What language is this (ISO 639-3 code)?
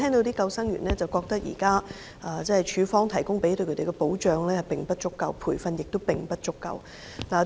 yue